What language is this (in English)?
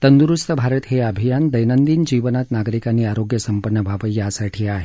Marathi